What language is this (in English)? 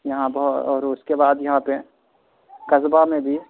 Urdu